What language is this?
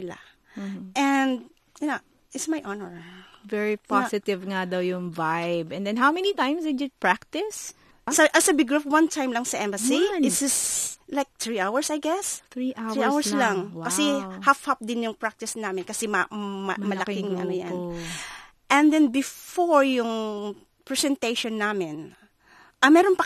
Filipino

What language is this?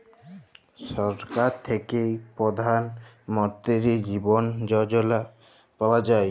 Bangla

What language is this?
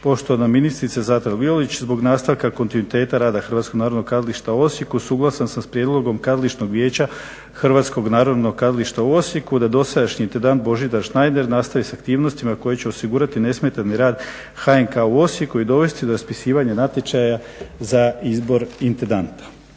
Croatian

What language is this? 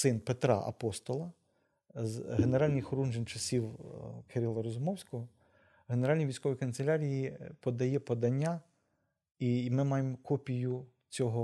Ukrainian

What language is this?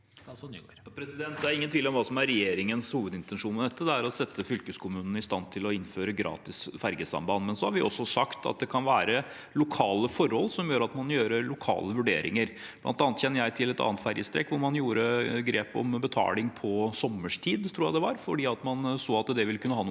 Norwegian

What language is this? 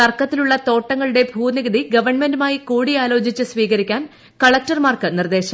Malayalam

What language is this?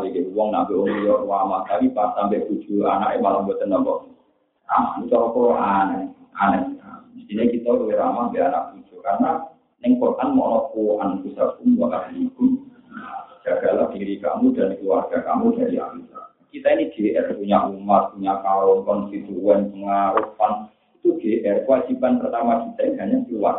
Malay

